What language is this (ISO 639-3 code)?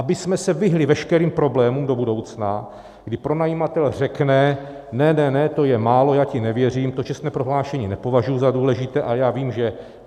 ces